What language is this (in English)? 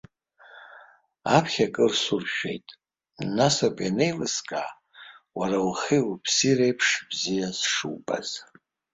Abkhazian